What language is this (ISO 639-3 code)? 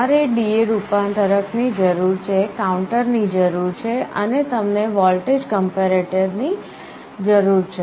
guj